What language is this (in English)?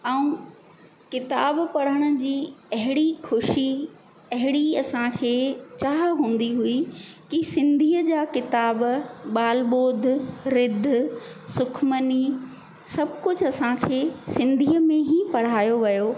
Sindhi